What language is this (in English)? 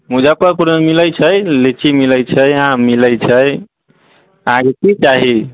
Maithili